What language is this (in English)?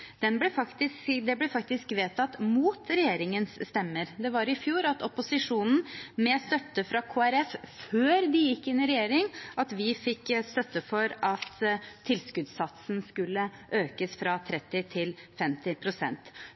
Norwegian Bokmål